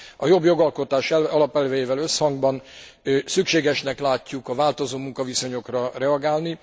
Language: Hungarian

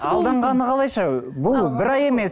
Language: Kazakh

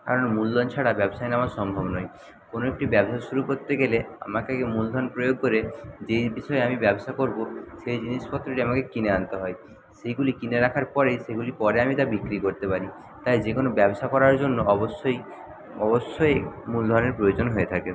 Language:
Bangla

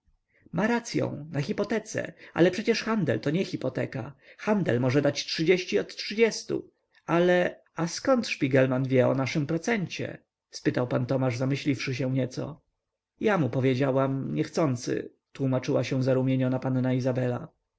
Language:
Polish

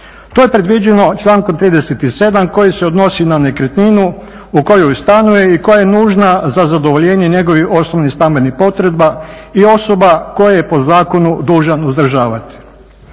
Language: Croatian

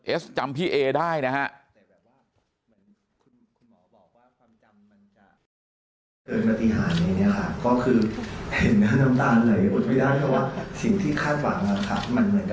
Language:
Thai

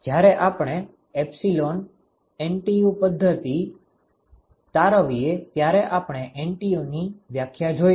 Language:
Gujarati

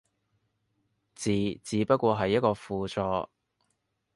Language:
Cantonese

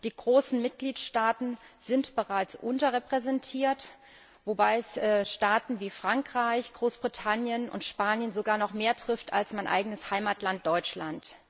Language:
German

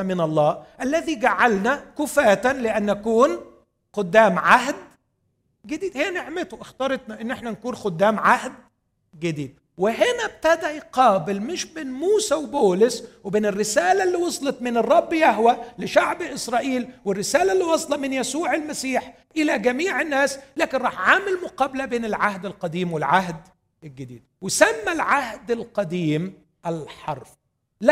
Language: Arabic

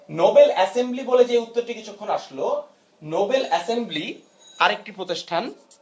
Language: Bangla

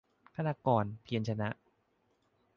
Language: Thai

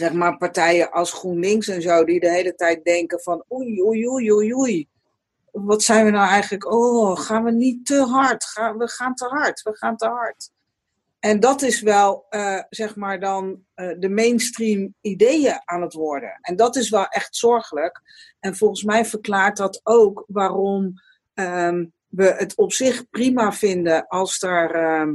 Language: Dutch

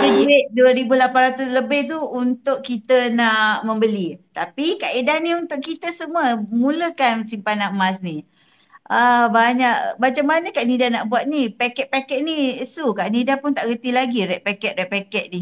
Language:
Malay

